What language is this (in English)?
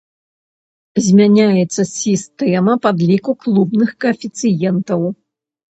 Belarusian